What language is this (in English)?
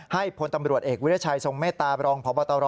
Thai